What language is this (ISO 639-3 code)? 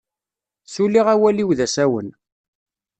kab